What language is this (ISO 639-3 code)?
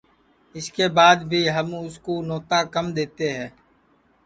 ssi